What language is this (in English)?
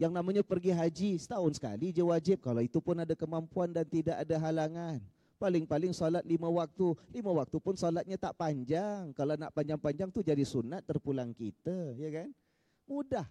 Malay